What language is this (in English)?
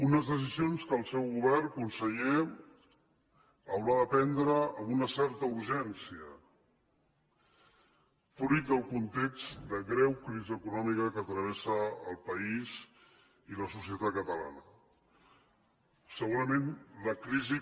Catalan